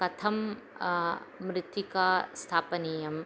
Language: Sanskrit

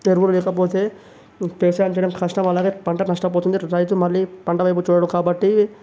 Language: Telugu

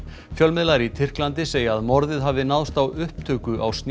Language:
Icelandic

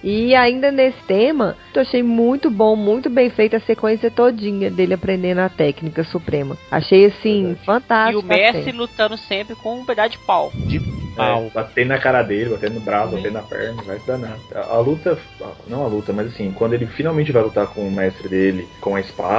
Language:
Portuguese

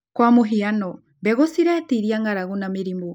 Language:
Kikuyu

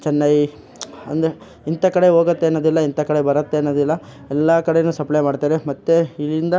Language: Kannada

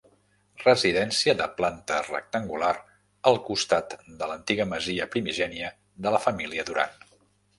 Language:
Catalan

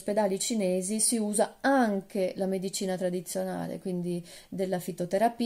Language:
Italian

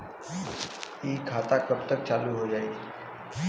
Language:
Bhojpuri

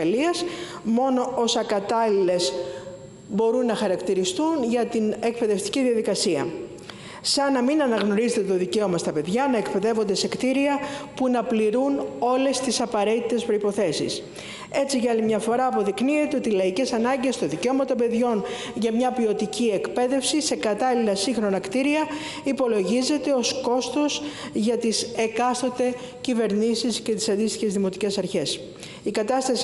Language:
Greek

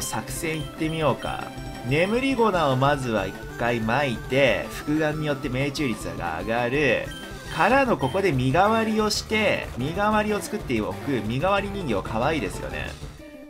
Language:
Japanese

